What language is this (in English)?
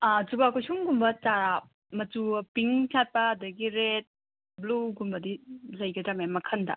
Manipuri